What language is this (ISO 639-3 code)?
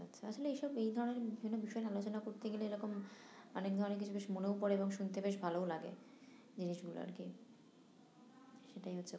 ben